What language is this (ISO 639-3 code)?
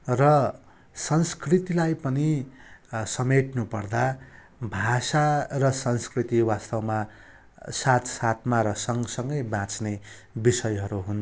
nep